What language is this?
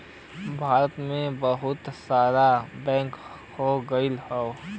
Bhojpuri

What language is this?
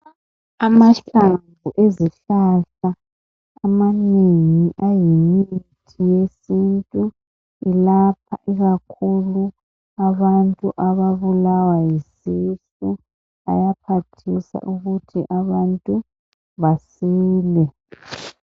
North Ndebele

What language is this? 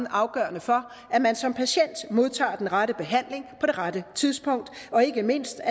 Danish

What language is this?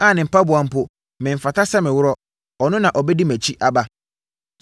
Akan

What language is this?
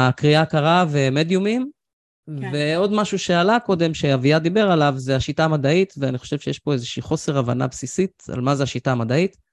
Hebrew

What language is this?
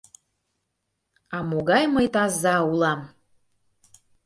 Mari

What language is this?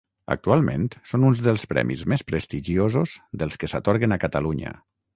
Catalan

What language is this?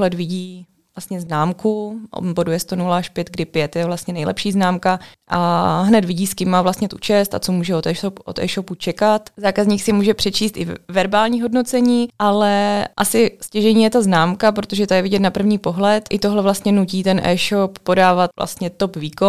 Czech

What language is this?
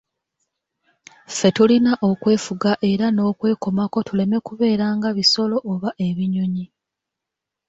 Ganda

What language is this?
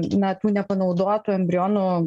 Lithuanian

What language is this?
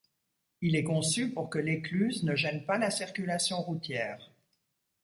French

